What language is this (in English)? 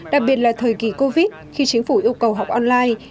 Vietnamese